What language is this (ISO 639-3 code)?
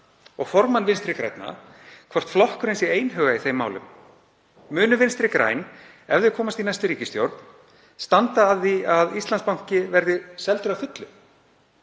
isl